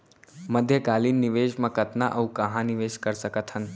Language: Chhattisgarhi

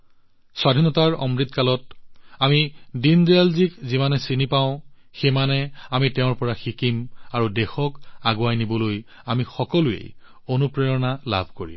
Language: Assamese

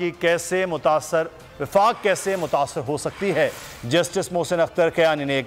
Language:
Hindi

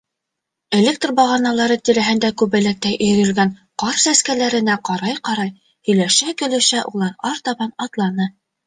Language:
Bashkir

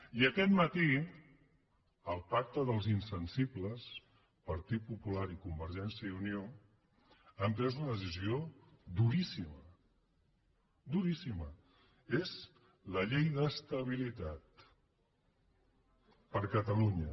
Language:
Catalan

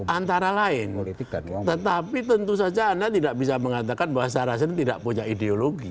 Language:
Indonesian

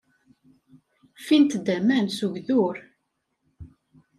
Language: Kabyle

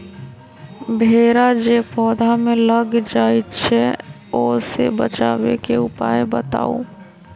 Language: Magahi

